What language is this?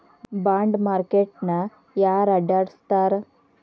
Kannada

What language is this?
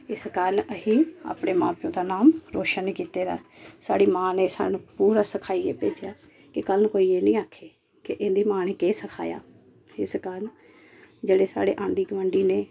Dogri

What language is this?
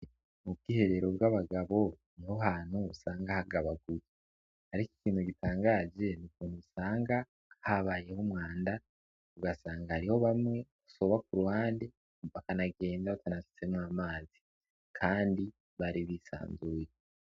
Rundi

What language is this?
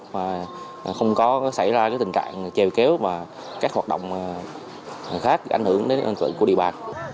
Vietnamese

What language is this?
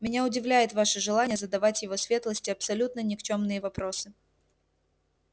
Russian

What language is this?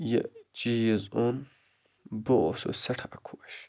Kashmiri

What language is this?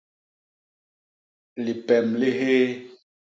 Basaa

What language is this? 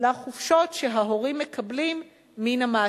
Hebrew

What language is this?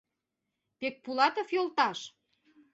Mari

